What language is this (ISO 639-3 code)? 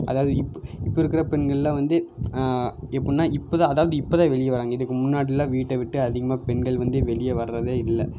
tam